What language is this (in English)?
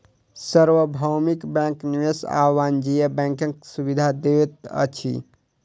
Maithili